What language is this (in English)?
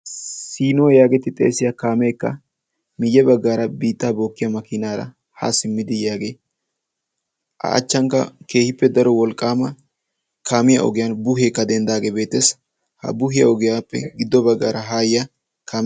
Wolaytta